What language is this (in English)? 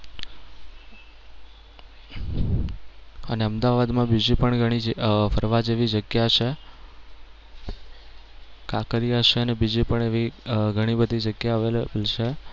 Gujarati